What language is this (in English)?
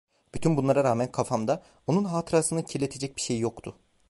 Turkish